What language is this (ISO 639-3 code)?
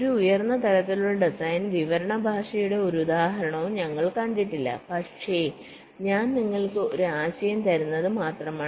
mal